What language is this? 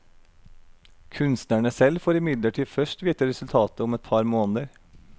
Norwegian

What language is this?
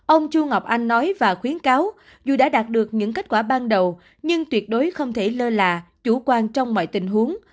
Vietnamese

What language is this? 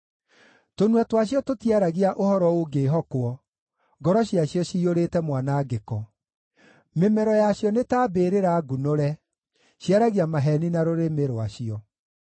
Kikuyu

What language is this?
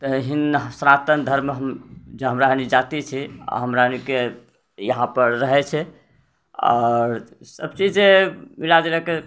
Maithili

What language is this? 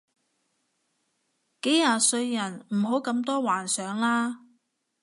Cantonese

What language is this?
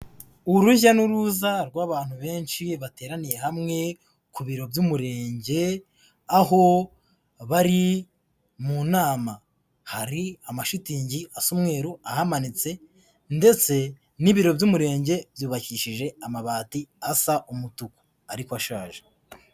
Kinyarwanda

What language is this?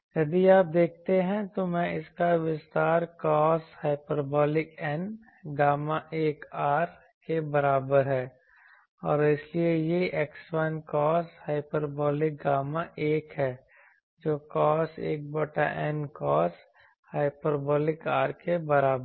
Hindi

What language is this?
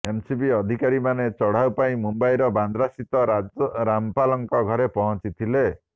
Odia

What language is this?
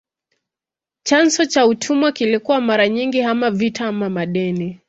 Swahili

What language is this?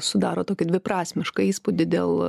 Lithuanian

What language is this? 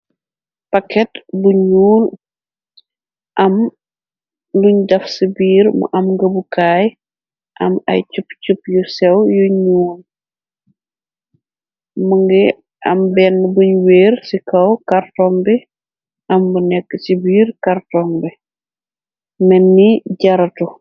Wolof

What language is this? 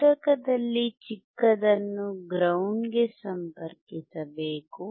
Kannada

